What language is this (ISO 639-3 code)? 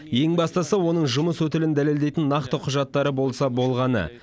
kaz